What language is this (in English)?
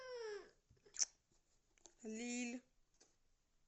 Russian